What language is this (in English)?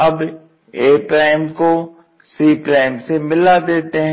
Hindi